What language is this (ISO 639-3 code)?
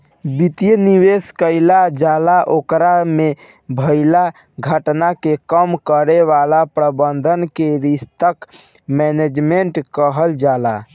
bho